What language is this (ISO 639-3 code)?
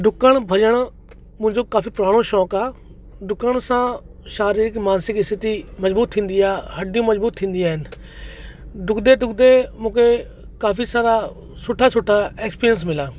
snd